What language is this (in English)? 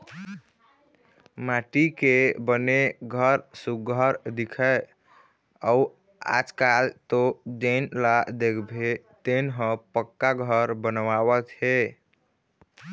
Chhattisgarhi